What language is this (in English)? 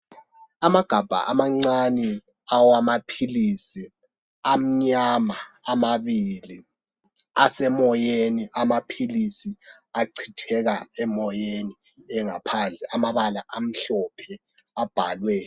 North Ndebele